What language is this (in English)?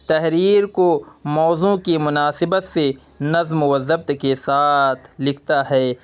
Urdu